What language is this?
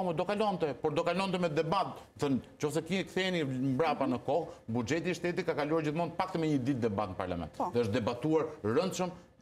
Romanian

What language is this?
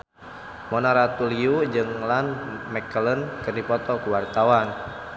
Sundanese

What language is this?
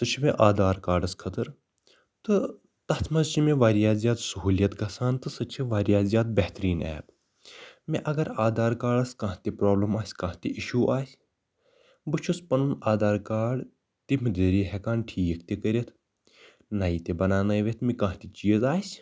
Kashmiri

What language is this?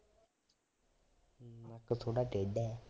Punjabi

